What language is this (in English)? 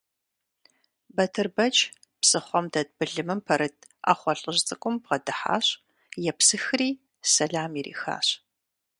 Kabardian